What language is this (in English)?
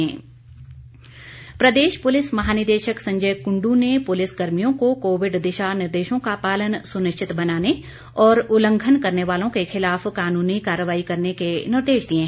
Hindi